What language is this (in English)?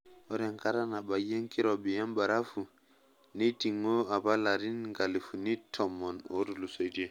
Masai